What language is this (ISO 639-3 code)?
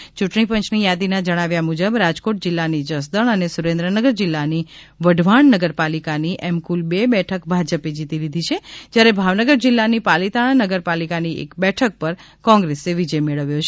guj